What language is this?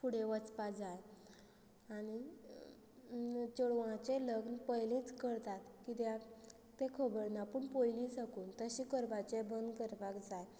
Konkani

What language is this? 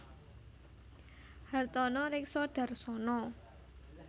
Javanese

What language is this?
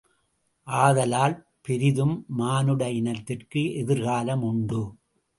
Tamil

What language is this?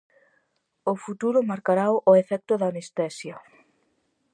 Galician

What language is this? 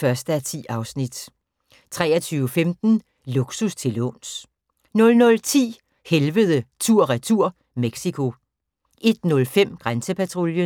Danish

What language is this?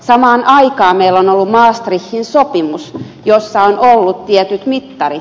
Finnish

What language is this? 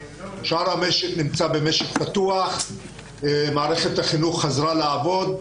Hebrew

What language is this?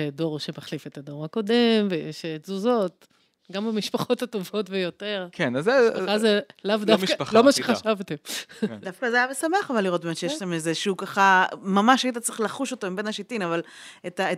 Hebrew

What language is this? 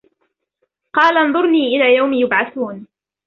Arabic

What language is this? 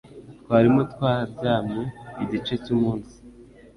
Kinyarwanda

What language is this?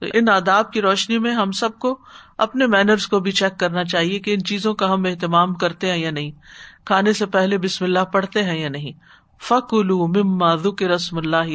Urdu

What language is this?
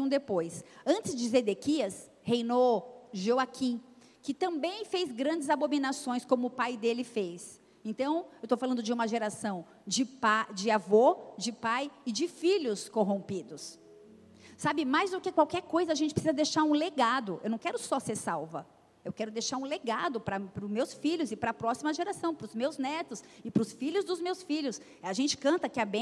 Portuguese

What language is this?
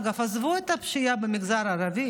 Hebrew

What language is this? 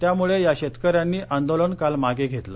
Marathi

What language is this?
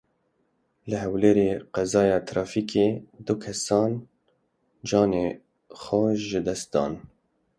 Kurdish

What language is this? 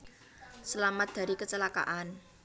Javanese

